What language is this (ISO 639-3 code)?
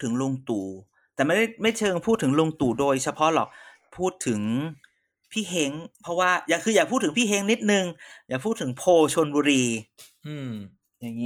tha